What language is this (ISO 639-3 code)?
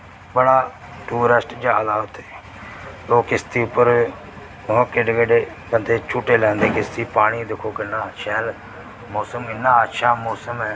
doi